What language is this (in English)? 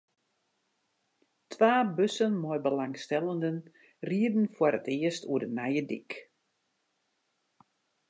Western Frisian